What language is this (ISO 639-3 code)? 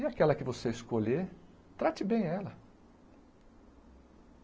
por